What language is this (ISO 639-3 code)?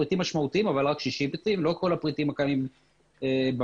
heb